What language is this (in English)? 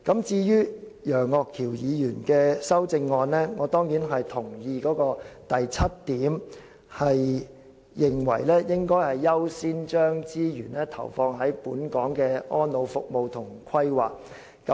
Cantonese